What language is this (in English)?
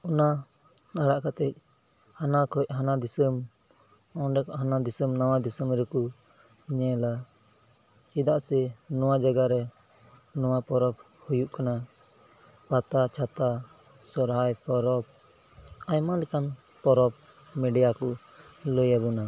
Santali